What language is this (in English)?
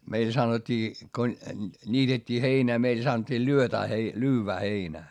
Finnish